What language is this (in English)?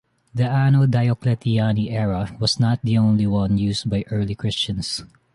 English